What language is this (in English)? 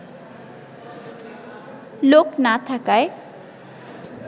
Bangla